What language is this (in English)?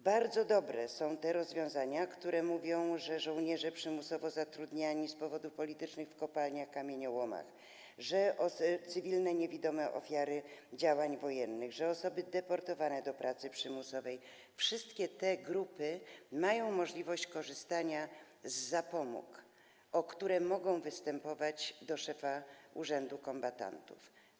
Polish